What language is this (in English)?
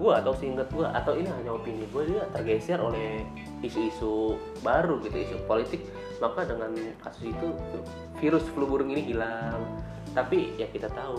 Indonesian